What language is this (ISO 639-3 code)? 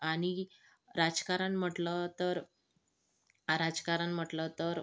mar